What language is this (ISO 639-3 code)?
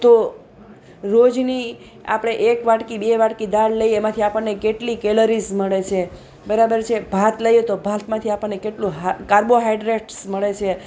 guj